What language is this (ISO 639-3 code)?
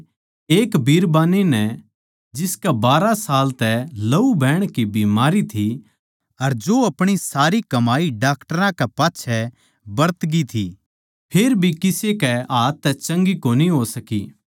bgc